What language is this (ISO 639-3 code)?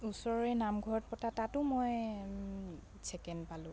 asm